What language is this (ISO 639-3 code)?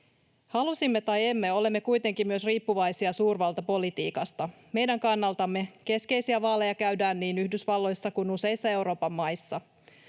fin